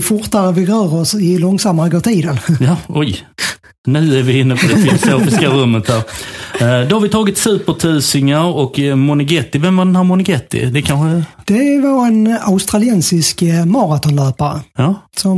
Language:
Swedish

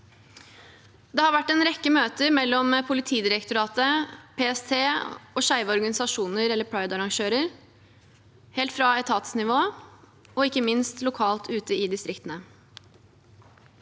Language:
Norwegian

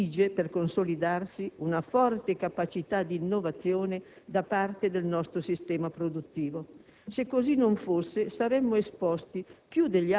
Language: Italian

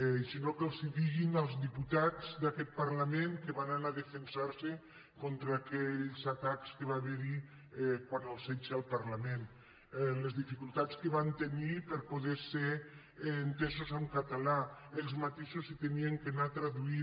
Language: Catalan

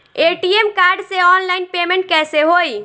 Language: Bhojpuri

